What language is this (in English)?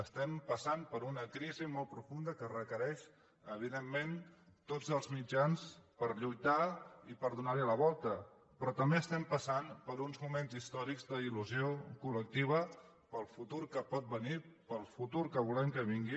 Catalan